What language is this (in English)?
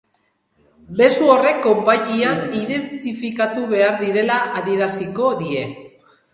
Basque